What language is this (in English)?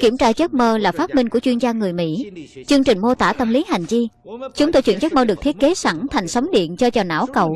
Vietnamese